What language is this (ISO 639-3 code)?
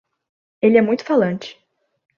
por